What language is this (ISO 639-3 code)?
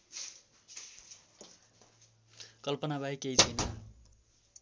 nep